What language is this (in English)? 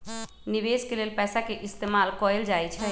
Magahi